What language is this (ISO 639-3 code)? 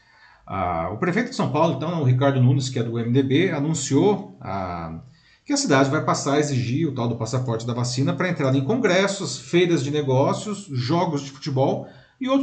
por